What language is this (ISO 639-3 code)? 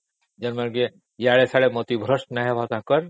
ori